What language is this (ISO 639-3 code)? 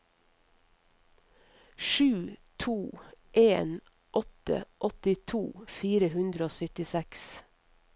nor